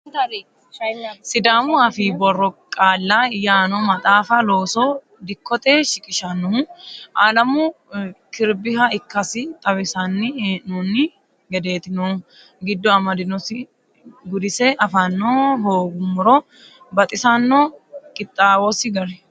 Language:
Sidamo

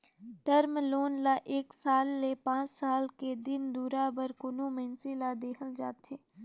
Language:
Chhattisgarhi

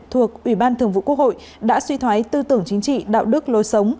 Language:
Vietnamese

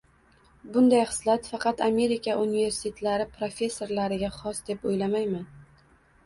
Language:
Uzbek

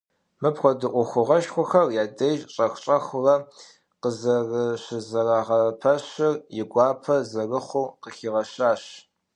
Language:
Kabardian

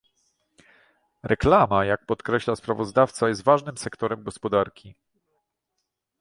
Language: Polish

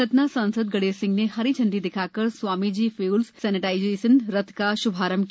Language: Hindi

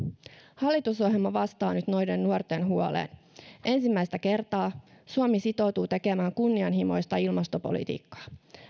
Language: Finnish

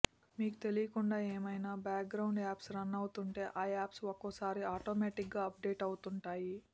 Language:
Telugu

